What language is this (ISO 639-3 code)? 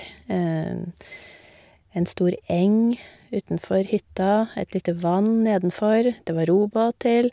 nor